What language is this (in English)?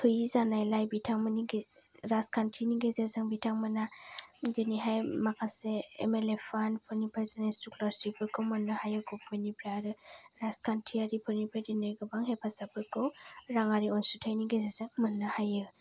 Bodo